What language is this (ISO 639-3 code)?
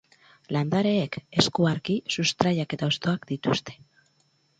eus